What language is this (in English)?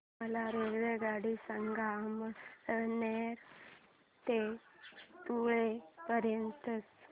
Marathi